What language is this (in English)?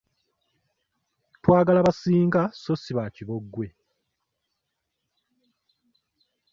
Ganda